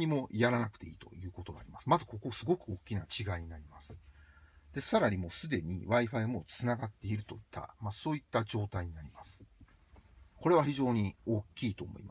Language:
Japanese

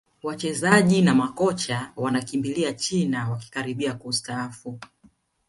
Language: Swahili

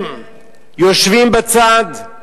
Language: Hebrew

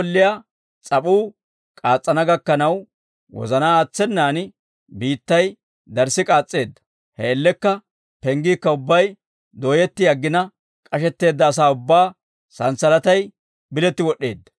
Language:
Dawro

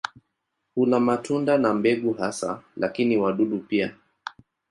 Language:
Swahili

